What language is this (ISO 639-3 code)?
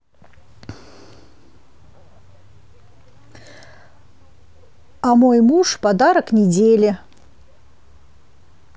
rus